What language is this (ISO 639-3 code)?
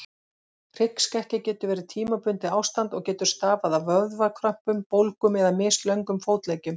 isl